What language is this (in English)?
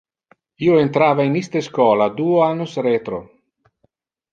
Interlingua